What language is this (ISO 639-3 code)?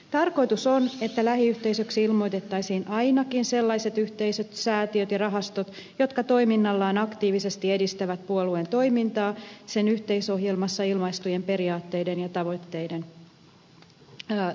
fin